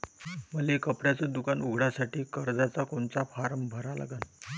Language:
Marathi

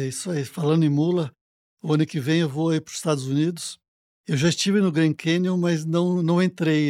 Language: Portuguese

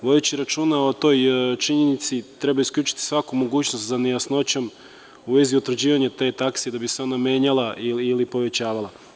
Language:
Serbian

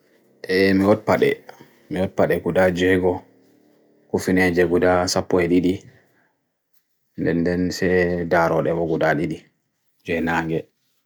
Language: Bagirmi Fulfulde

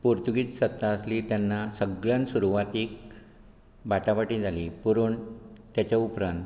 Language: Konkani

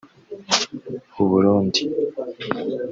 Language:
Kinyarwanda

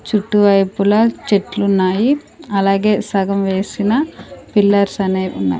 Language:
Telugu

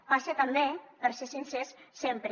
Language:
Catalan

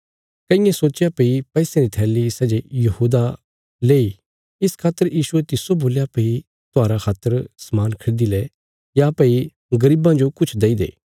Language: Bilaspuri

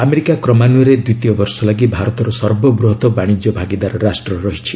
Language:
Odia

